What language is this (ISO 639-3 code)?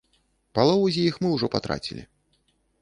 bel